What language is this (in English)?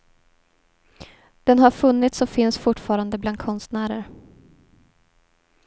Swedish